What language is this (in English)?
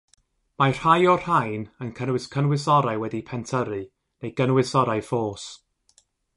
Welsh